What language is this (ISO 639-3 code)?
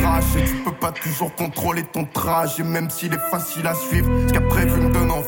fra